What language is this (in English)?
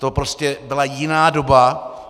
Czech